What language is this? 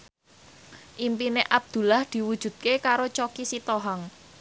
Javanese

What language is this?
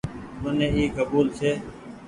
Goaria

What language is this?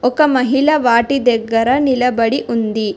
Telugu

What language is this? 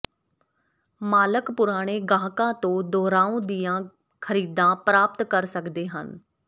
Punjabi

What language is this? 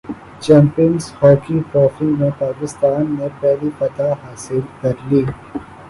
Urdu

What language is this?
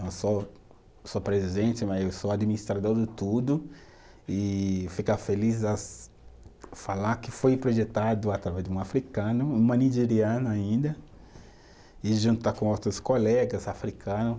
Portuguese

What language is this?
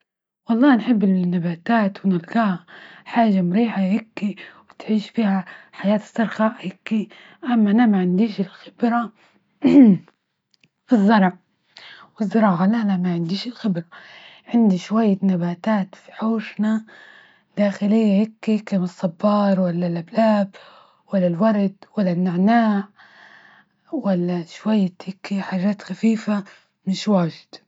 Libyan Arabic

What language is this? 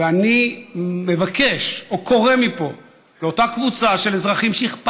Hebrew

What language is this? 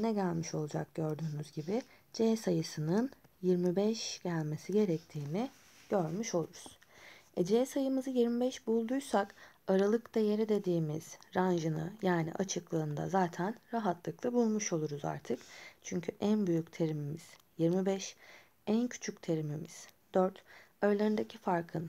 Turkish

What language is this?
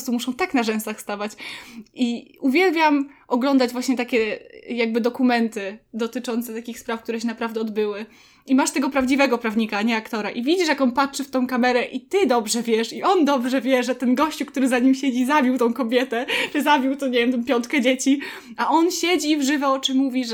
Polish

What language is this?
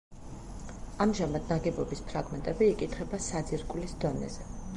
Georgian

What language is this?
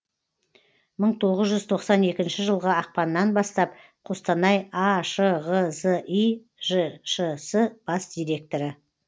Kazakh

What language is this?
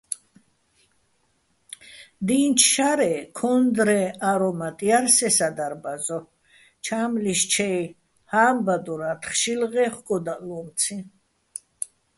Bats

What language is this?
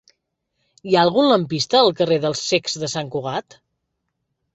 Catalan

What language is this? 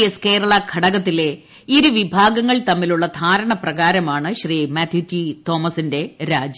Malayalam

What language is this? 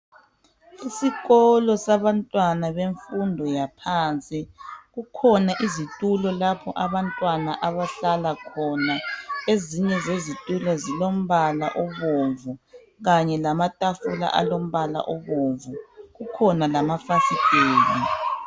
North Ndebele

